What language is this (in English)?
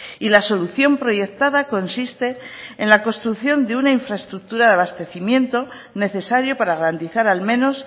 Spanish